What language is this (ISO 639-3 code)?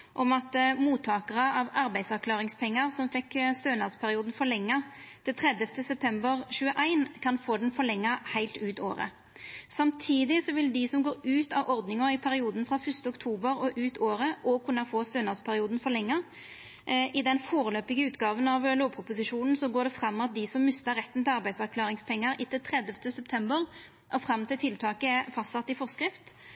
nno